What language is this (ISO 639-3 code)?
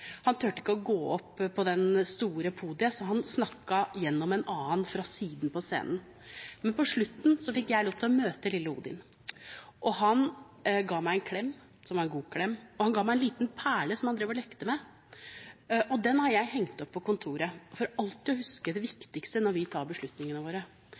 nob